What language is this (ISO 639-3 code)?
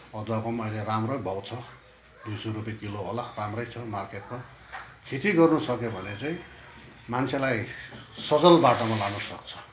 nep